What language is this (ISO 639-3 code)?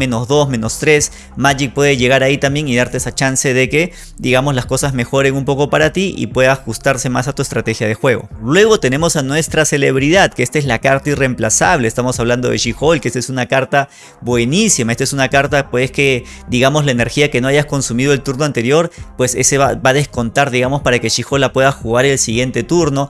spa